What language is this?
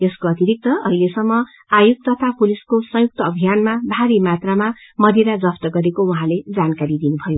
Nepali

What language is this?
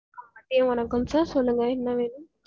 Tamil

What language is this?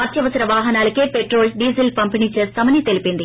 Telugu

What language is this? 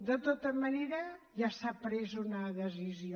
Catalan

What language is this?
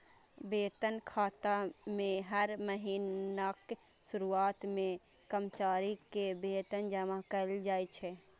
Maithili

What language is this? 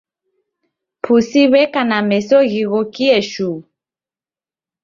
Taita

